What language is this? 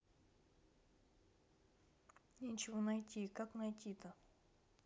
Russian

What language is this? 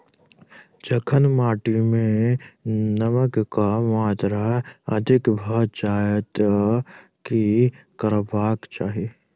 Maithili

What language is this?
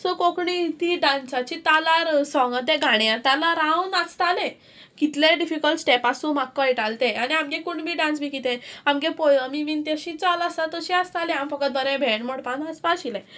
Konkani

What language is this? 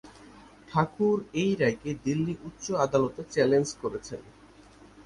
Bangla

